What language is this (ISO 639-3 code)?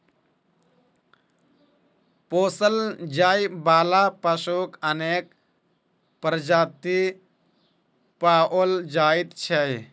mai